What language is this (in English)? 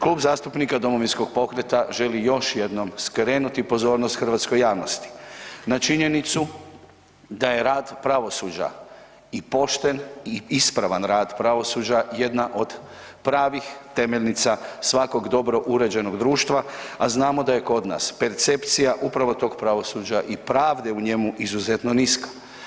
Croatian